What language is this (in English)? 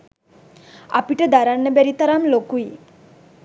Sinhala